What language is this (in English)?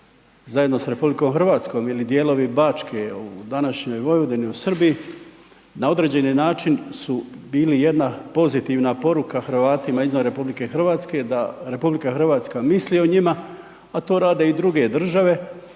Croatian